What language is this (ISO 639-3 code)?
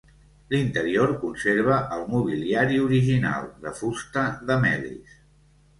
cat